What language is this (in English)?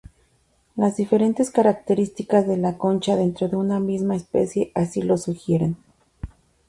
Spanish